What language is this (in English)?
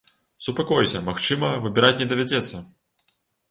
Belarusian